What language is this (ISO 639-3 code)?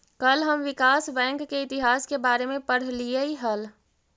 mag